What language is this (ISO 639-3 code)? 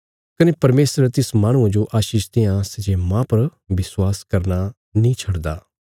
kfs